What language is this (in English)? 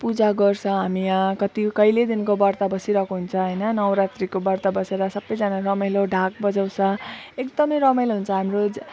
Nepali